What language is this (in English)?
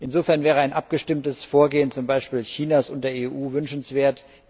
German